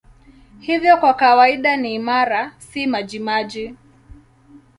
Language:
Swahili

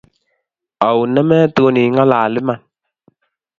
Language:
Kalenjin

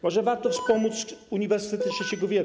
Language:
Polish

